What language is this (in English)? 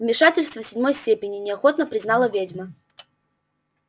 Russian